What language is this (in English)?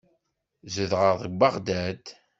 Kabyle